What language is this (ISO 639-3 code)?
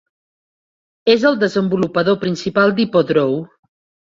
cat